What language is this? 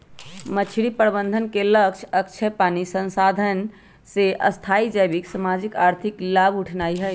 Magahi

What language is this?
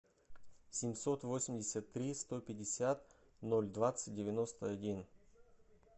Russian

